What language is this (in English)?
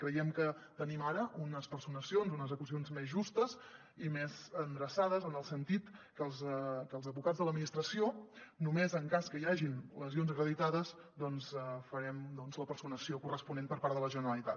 Catalan